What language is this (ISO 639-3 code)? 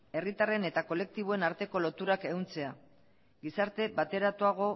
eus